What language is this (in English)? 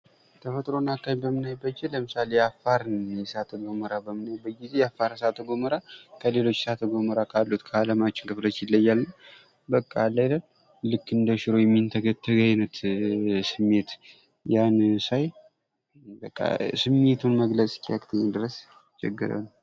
Amharic